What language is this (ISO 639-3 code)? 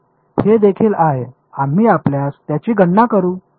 mar